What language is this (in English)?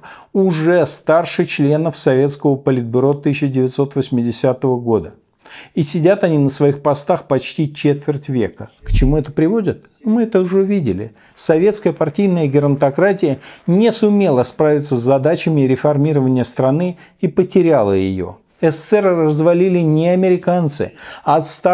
Russian